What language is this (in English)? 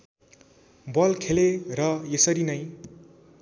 Nepali